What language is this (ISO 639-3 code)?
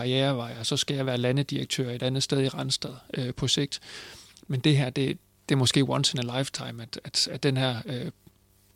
dan